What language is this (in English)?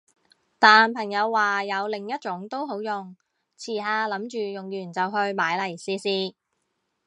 Cantonese